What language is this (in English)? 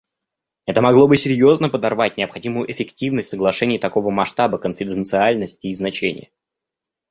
Russian